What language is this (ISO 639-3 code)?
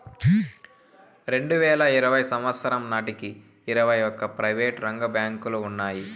tel